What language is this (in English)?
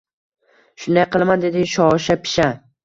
Uzbek